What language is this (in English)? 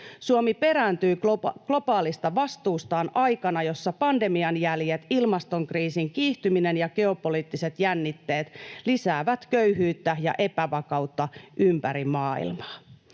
Finnish